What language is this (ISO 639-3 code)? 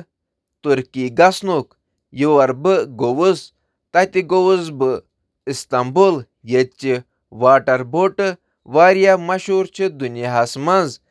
kas